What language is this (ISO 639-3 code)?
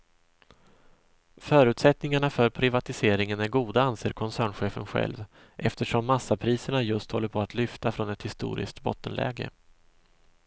swe